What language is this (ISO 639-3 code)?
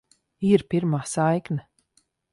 lav